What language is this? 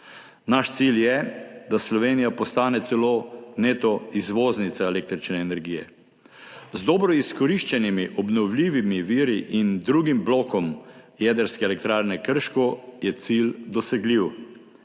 Slovenian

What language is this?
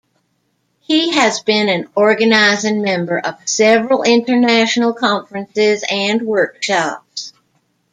English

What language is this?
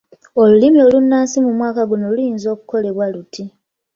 Ganda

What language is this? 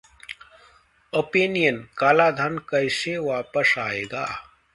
Hindi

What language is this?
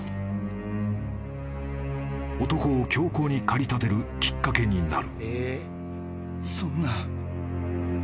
Japanese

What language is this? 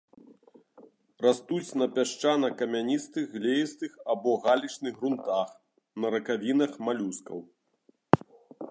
Belarusian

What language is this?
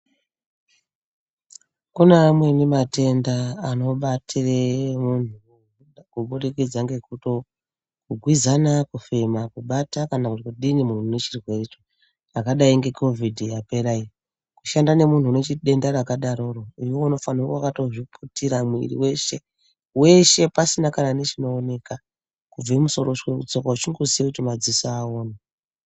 Ndau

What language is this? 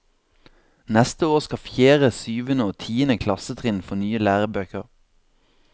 Norwegian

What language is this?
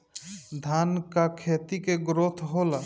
Bhojpuri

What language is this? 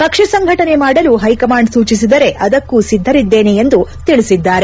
Kannada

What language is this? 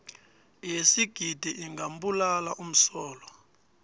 South Ndebele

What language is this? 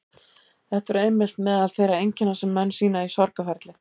Icelandic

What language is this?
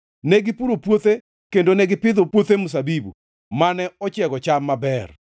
Luo (Kenya and Tanzania)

